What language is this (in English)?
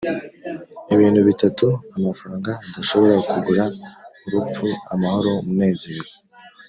Kinyarwanda